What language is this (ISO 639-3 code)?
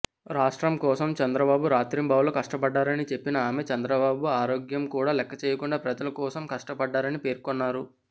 tel